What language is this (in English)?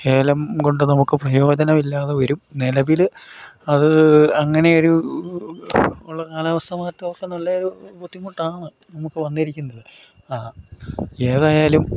Malayalam